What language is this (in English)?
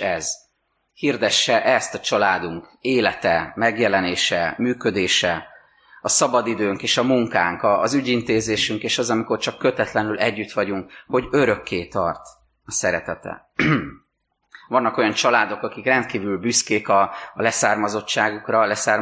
Hungarian